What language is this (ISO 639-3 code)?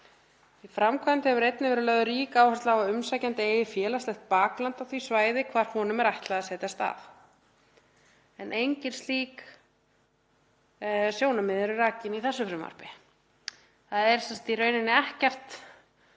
isl